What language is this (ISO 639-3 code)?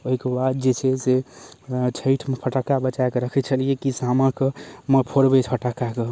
mai